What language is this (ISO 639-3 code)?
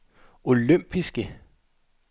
dan